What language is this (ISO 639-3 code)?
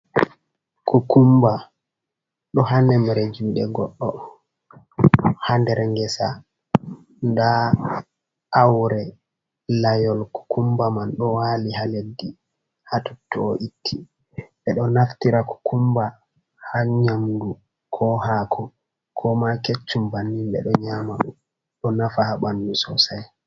ful